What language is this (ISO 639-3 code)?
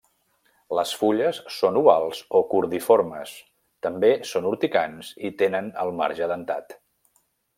cat